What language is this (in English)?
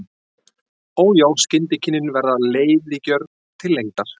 Icelandic